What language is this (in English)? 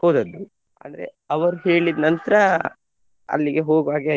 Kannada